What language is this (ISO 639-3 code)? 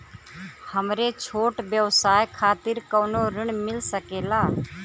bho